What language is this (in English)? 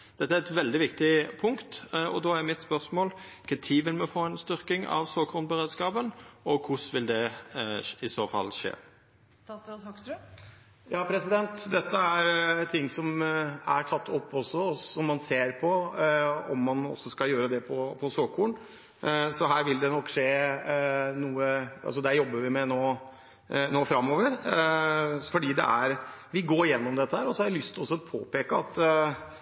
Norwegian